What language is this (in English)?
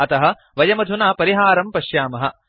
Sanskrit